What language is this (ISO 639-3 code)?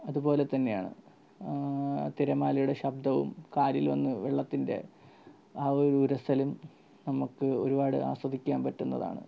mal